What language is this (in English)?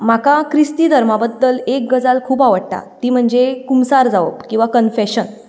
Konkani